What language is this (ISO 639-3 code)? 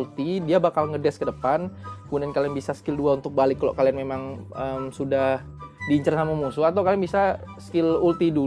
ind